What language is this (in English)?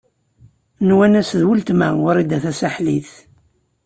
Kabyle